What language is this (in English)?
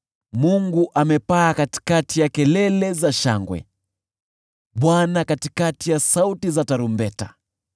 Swahili